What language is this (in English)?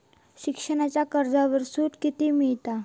Marathi